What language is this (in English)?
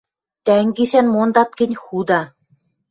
Western Mari